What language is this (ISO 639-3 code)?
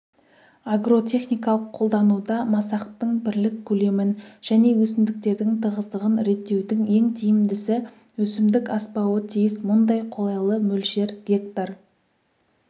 kaz